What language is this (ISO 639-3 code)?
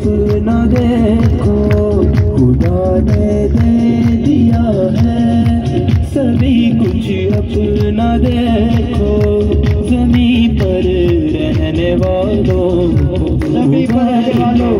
hin